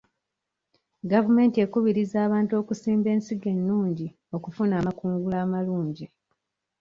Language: Ganda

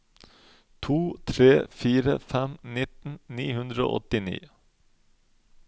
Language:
Norwegian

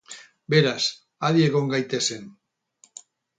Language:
Basque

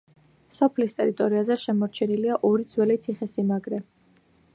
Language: Georgian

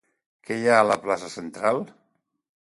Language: Catalan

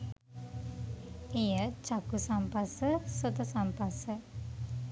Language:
Sinhala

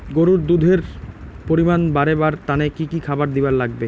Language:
Bangla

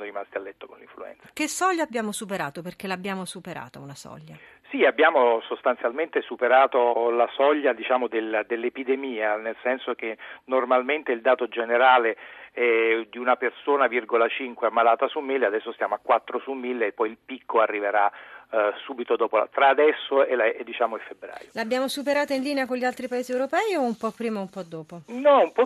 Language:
Italian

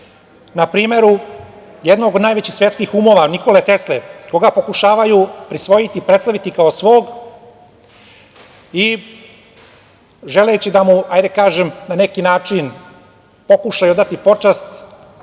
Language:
Serbian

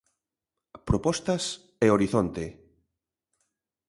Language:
Galician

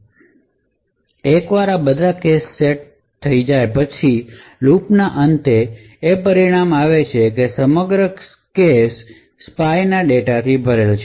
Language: Gujarati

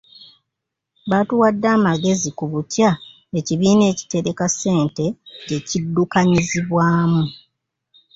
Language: Ganda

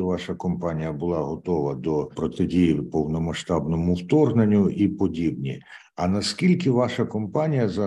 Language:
Ukrainian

